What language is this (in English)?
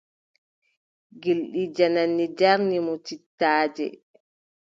Adamawa Fulfulde